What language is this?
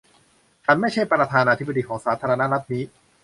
Thai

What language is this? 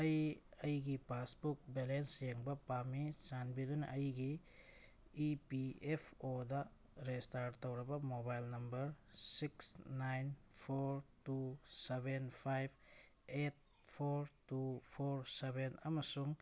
Manipuri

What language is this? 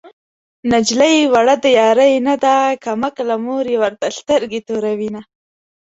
Pashto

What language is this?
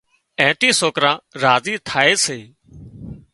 Wadiyara Koli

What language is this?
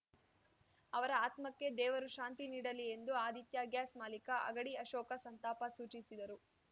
Kannada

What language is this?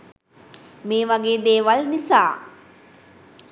Sinhala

